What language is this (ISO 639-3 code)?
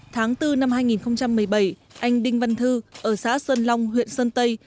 vie